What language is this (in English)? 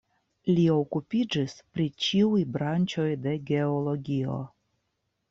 Esperanto